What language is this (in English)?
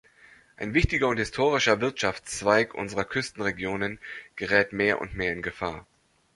German